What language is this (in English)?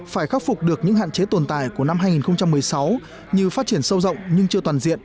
Vietnamese